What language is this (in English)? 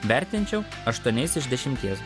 Lithuanian